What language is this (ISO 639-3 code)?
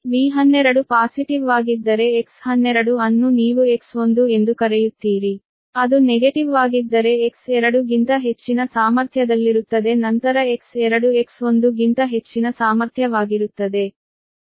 kan